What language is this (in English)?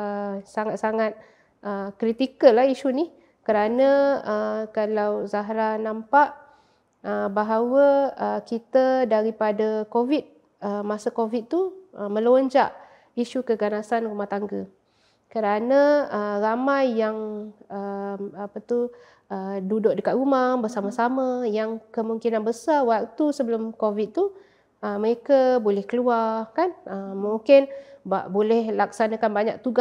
Malay